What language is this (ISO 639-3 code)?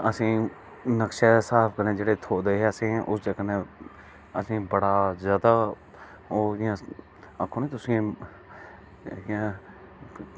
doi